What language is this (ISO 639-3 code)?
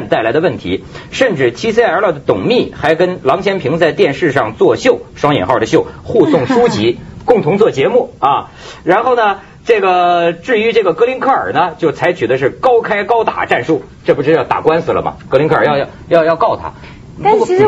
zho